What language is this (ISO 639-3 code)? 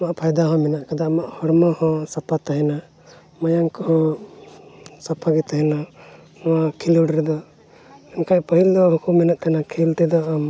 sat